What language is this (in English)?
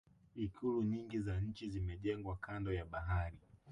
Swahili